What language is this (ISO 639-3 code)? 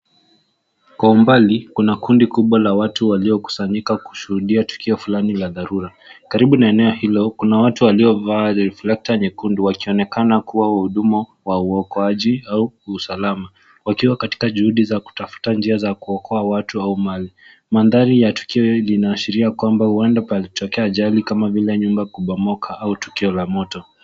swa